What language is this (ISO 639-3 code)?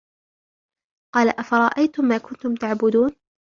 ara